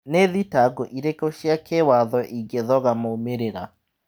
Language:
Kikuyu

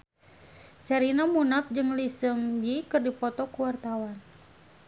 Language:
Sundanese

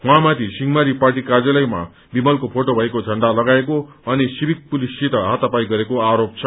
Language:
Nepali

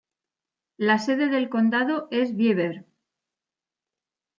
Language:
Spanish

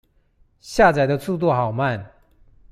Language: Chinese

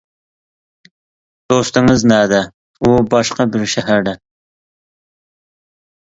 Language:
Uyghur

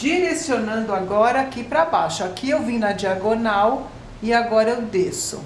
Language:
Portuguese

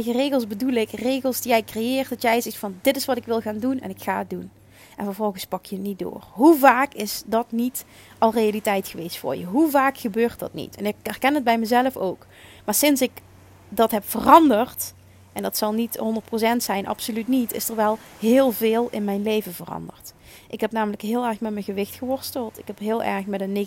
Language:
Dutch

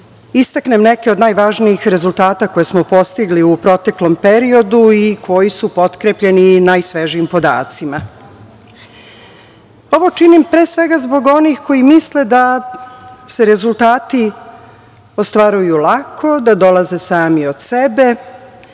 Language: Serbian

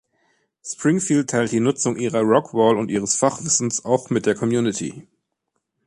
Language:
German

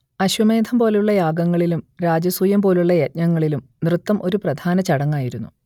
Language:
Malayalam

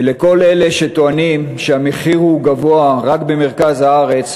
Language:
Hebrew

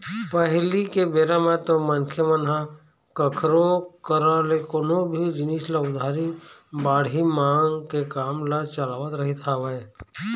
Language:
Chhattisgarhi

